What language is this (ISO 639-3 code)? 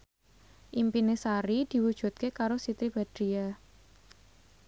jav